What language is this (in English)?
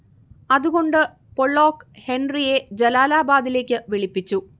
Malayalam